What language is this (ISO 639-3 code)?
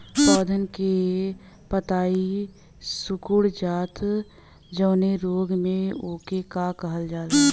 bho